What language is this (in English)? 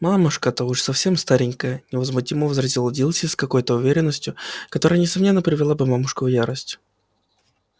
Russian